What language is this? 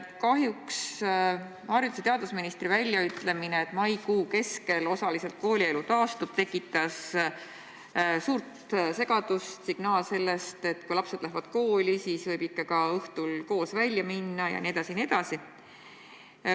Estonian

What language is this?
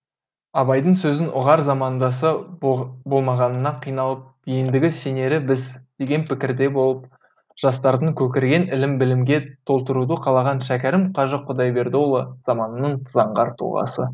Kazakh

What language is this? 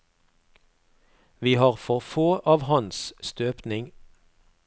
Norwegian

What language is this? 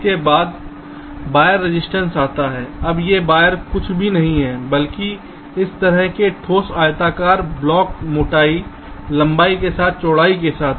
Hindi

